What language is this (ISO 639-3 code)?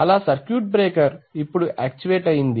tel